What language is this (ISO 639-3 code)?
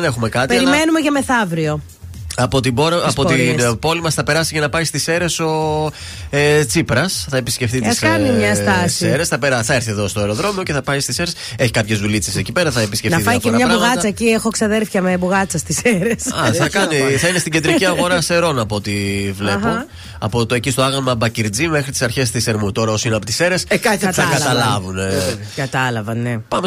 ell